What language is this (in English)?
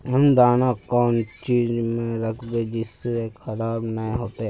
Magahi